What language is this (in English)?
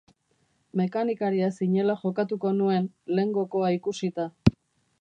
Basque